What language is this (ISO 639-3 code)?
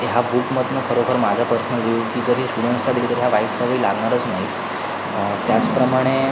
mar